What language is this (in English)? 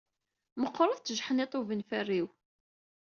Kabyle